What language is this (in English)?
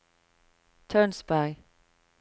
Norwegian